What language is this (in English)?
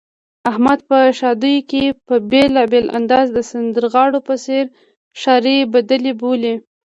Pashto